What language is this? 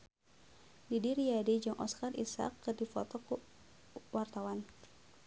Sundanese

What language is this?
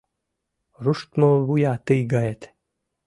Mari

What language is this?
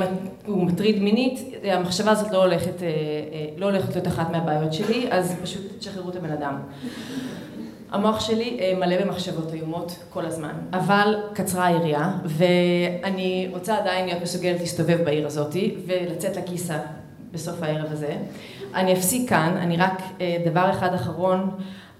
Hebrew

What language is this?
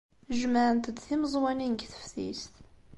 Kabyle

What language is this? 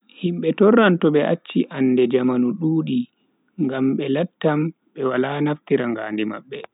Bagirmi Fulfulde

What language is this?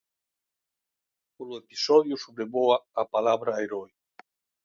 Galician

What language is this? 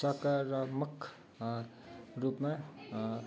Nepali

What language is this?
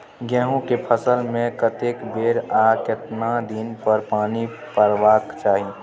Maithili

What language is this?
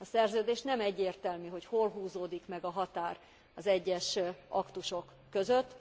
Hungarian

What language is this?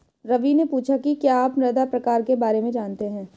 Hindi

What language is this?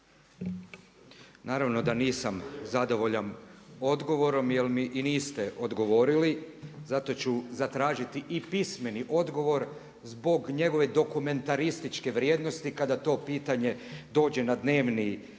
Croatian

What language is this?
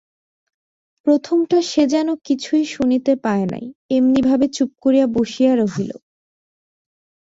Bangla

